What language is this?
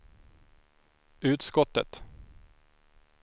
Swedish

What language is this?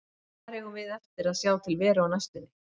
Icelandic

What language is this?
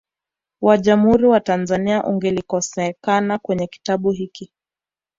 Swahili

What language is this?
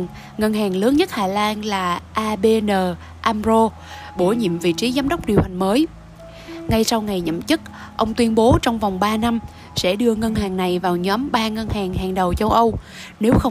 Vietnamese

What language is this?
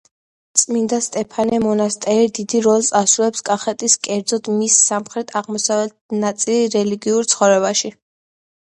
Georgian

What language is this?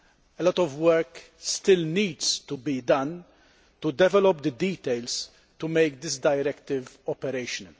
English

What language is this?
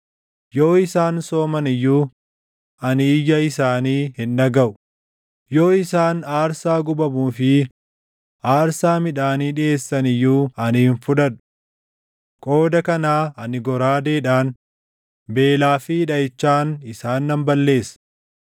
Oromo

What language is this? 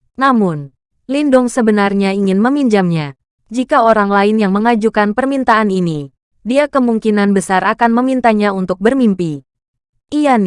Indonesian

